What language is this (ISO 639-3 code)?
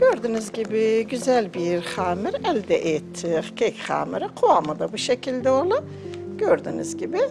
tur